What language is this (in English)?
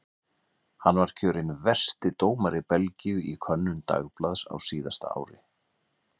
Icelandic